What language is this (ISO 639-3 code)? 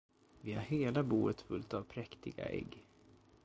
swe